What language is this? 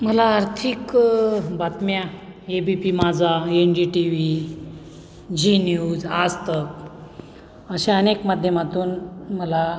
Marathi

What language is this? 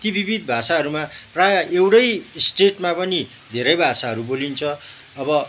Nepali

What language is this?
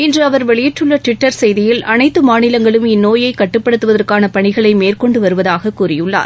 Tamil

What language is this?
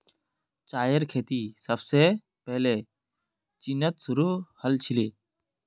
Magahi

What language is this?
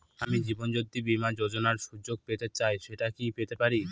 Bangla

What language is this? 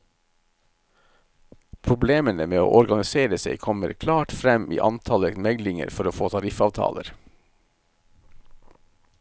Norwegian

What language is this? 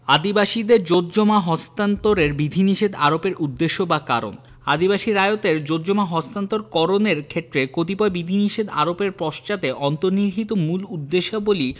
Bangla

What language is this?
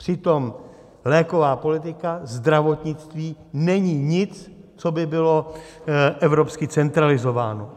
Czech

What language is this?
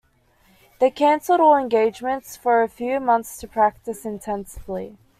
English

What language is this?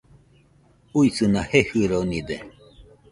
Nüpode Huitoto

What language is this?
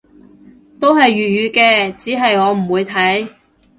Cantonese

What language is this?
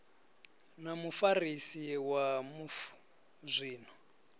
Venda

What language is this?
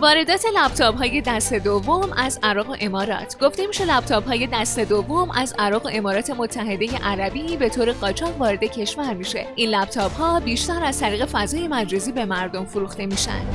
Persian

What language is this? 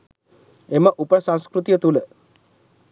Sinhala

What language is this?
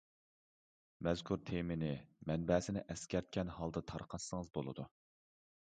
Uyghur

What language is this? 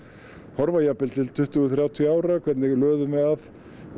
Icelandic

